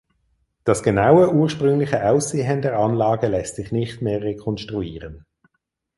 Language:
German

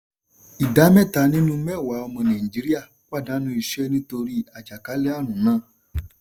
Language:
Yoruba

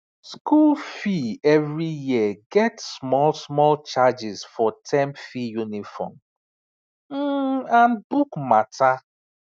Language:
Nigerian Pidgin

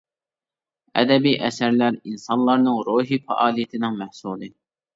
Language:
Uyghur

